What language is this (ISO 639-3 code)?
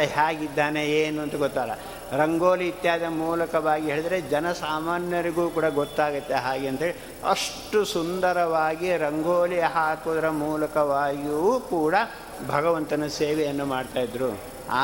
kan